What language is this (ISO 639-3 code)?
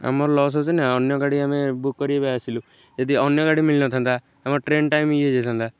ori